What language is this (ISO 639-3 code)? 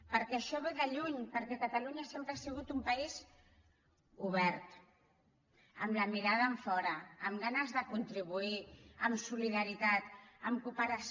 cat